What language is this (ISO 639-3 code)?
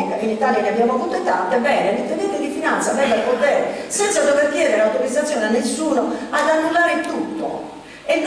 ita